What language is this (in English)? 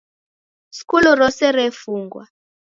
Taita